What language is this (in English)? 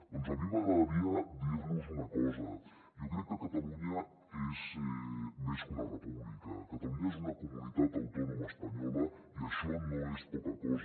Catalan